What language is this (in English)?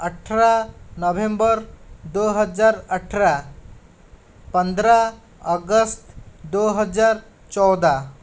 Hindi